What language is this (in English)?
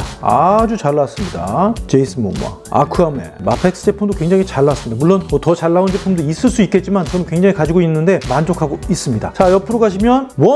Korean